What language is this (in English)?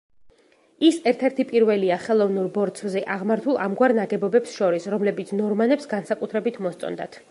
Georgian